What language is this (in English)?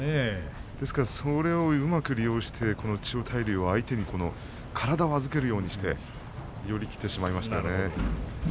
Japanese